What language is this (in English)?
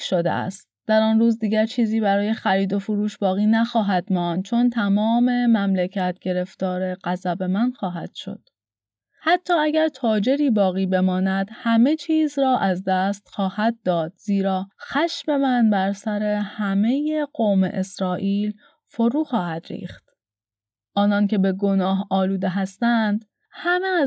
Persian